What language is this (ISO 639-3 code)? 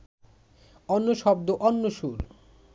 ben